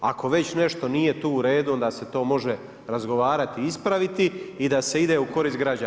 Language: Croatian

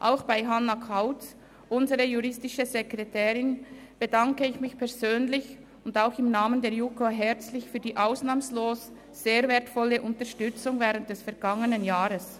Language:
Swiss German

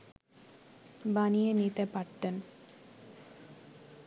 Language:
Bangla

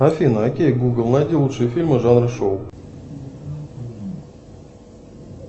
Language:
Russian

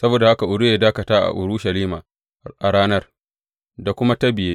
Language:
Hausa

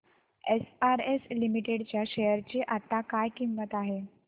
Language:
Marathi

